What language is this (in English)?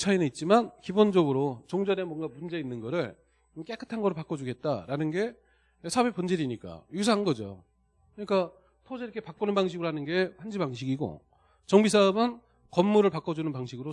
Korean